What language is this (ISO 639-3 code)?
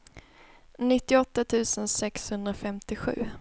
swe